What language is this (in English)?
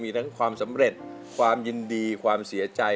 Thai